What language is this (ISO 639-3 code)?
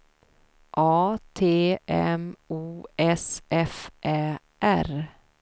swe